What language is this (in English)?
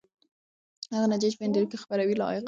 Pashto